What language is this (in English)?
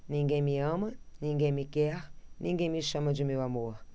Portuguese